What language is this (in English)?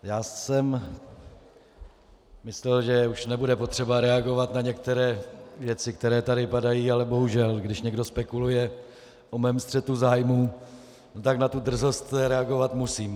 Czech